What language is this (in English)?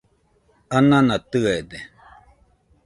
Nüpode Huitoto